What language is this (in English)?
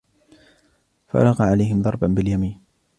Arabic